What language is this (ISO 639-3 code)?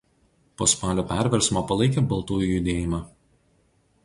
lit